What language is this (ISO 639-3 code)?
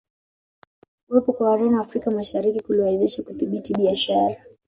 swa